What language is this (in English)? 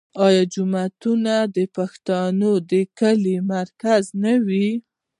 Pashto